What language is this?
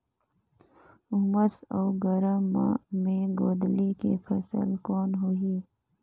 Chhattisgarhi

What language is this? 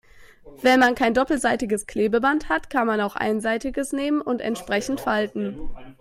German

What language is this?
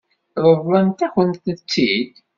Kabyle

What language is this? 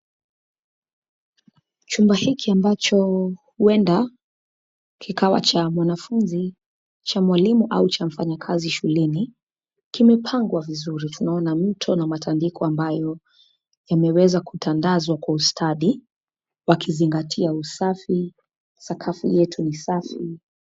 Swahili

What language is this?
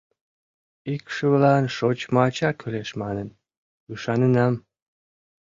Mari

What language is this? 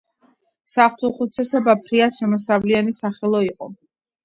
Georgian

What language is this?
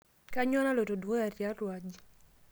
Masai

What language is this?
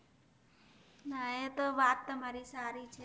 Gujarati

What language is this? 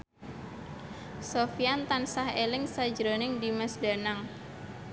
Javanese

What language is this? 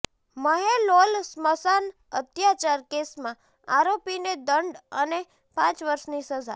Gujarati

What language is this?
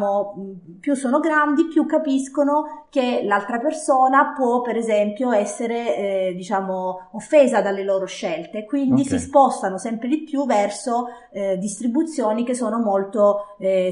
Italian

